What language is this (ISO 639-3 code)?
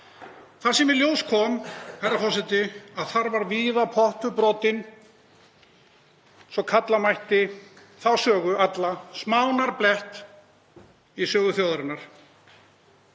isl